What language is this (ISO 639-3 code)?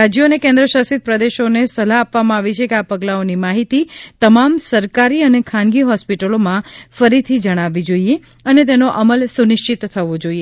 guj